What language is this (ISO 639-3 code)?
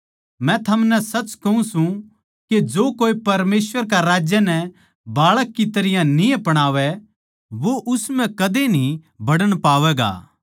bgc